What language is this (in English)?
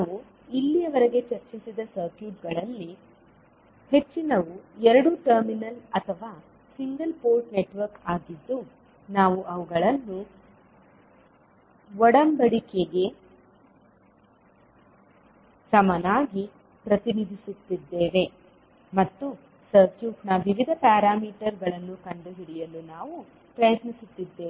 Kannada